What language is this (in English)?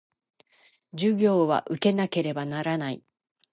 Japanese